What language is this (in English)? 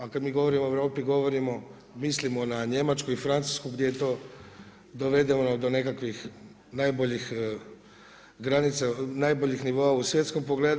Croatian